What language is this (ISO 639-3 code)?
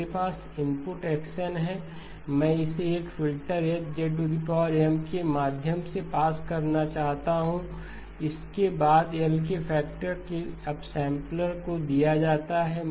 hin